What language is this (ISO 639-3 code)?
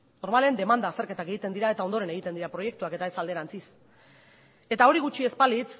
eus